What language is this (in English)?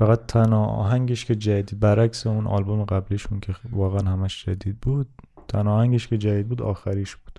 Persian